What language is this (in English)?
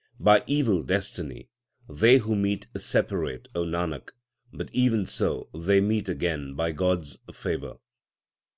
English